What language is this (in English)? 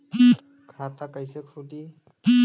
Bhojpuri